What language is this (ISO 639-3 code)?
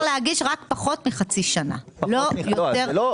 heb